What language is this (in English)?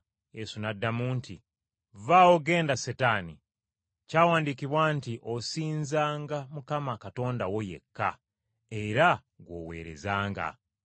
Ganda